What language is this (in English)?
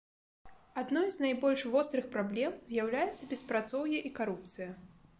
Belarusian